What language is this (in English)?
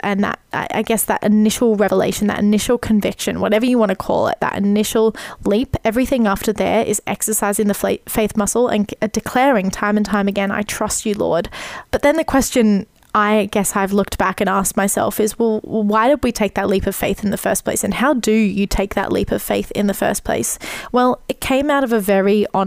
English